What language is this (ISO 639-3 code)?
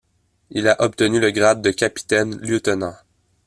fra